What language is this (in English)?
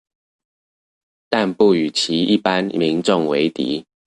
Chinese